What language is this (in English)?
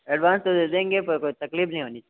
Hindi